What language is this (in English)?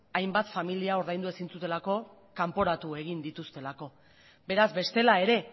Basque